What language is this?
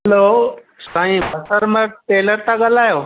Sindhi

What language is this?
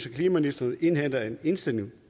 Danish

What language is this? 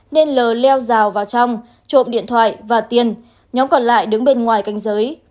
Vietnamese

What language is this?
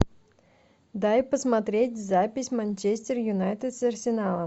Russian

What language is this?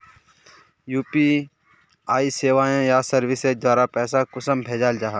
Magahi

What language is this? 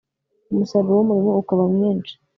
Kinyarwanda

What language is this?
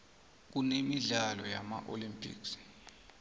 South Ndebele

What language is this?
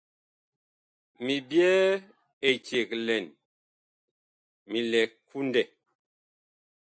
Bakoko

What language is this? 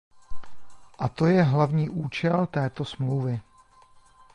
Czech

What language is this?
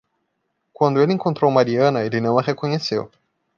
Portuguese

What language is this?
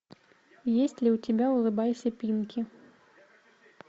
Russian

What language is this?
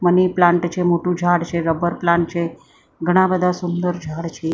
Gujarati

